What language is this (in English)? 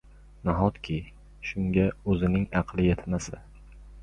Uzbek